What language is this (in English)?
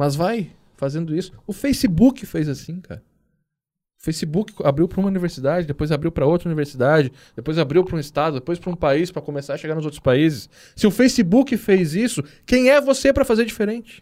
Portuguese